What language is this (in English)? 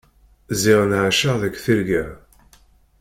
Kabyle